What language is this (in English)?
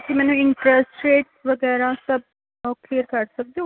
Punjabi